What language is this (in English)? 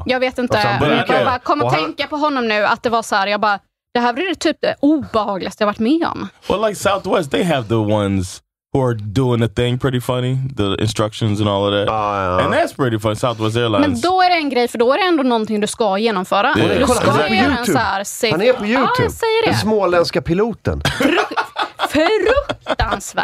Swedish